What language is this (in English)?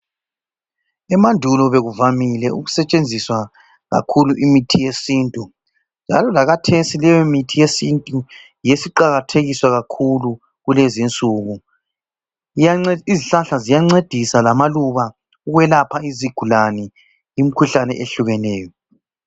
North Ndebele